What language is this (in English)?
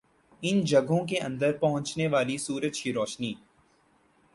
Urdu